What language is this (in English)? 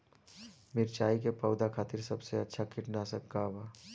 Bhojpuri